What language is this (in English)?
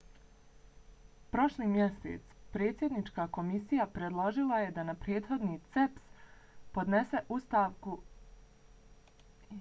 Bosnian